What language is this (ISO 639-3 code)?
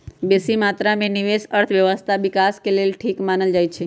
mag